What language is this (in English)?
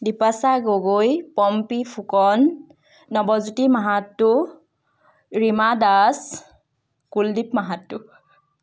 Assamese